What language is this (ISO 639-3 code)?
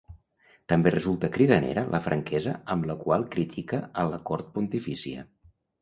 cat